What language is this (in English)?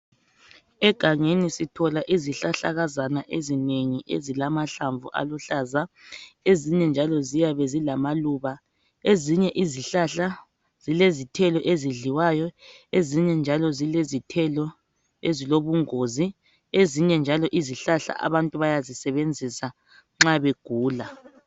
North Ndebele